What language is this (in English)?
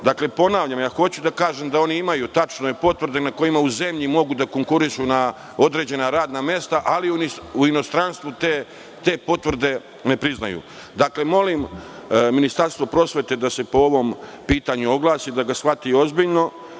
Serbian